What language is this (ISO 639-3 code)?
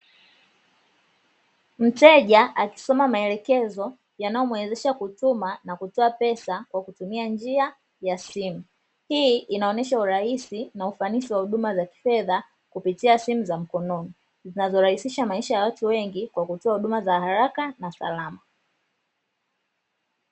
swa